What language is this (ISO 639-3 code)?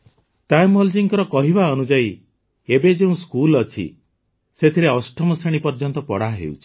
ori